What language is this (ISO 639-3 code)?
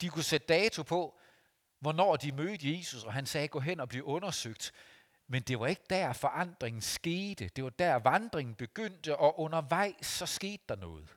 dan